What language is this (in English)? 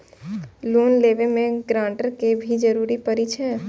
Maithili